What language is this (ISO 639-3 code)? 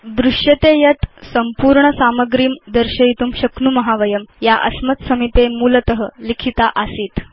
san